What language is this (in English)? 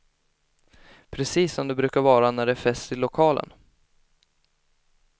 Swedish